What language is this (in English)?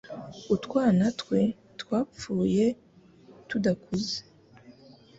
Kinyarwanda